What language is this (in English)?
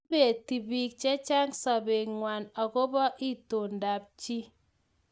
Kalenjin